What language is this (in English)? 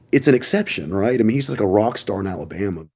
English